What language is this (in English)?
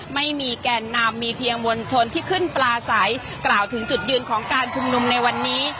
Thai